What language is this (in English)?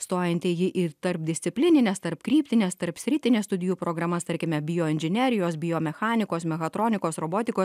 Lithuanian